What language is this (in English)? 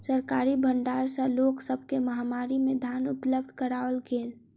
Maithili